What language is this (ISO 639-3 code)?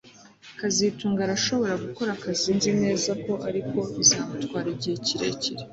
kin